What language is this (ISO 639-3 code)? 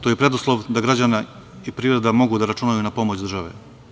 srp